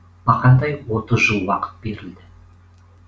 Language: Kazakh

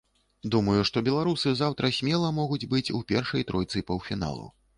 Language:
Belarusian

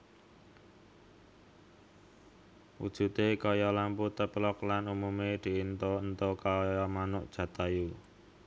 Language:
Javanese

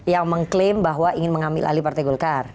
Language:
Indonesian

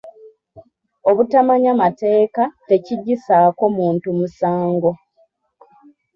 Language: Ganda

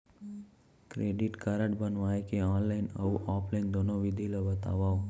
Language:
Chhattisgarhi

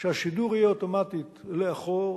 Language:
Hebrew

